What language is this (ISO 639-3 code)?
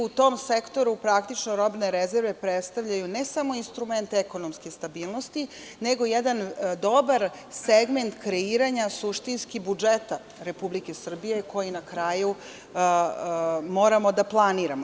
srp